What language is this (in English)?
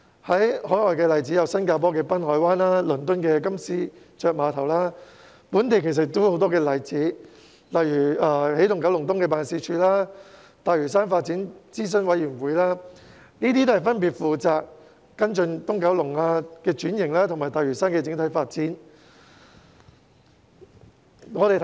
Cantonese